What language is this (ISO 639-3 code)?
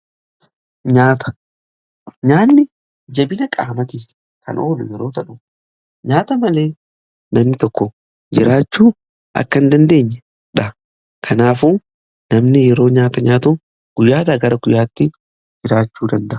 orm